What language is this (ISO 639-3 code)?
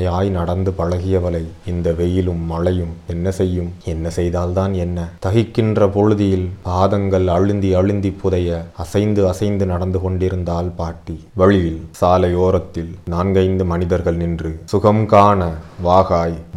tam